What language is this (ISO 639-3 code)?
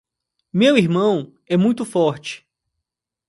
por